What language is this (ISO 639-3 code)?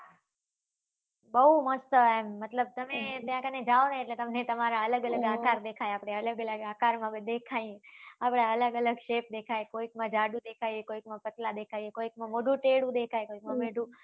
guj